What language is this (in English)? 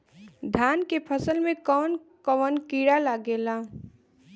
Bhojpuri